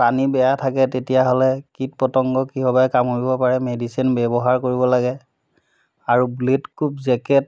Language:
Assamese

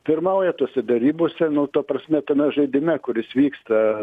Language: Lithuanian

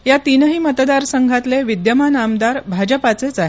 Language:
Marathi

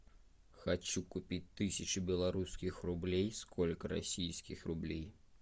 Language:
Russian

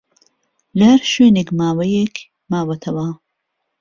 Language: Central Kurdish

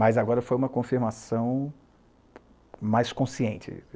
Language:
Portuguese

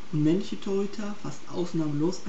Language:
German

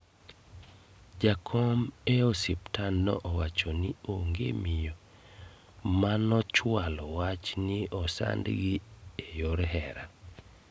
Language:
Luo (Kenya and Tanzania)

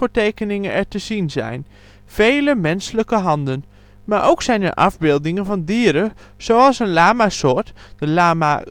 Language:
Dutch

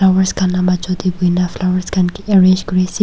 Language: Naga Pidgin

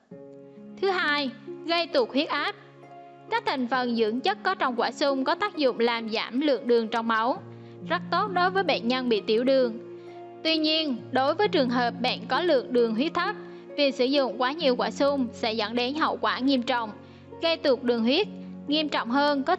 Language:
Vietnamese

